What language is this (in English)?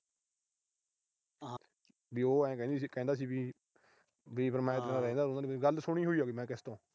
Punjabi